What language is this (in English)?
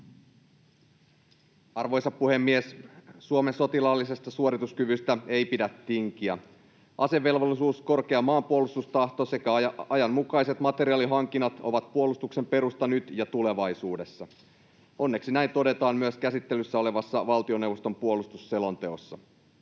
Finnish